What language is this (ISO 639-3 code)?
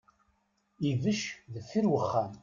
kab